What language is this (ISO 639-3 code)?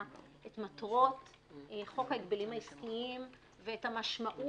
heb